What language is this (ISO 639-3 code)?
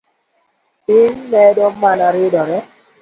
luo